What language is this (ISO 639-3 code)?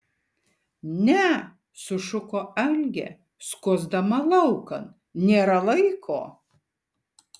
lit